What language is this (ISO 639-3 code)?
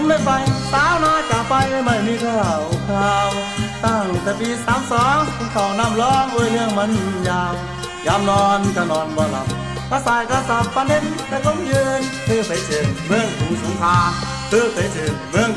tha